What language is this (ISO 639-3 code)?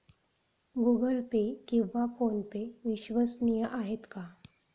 mar